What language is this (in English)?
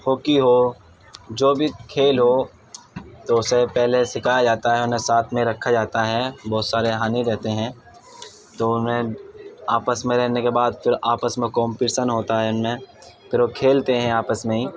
Urdu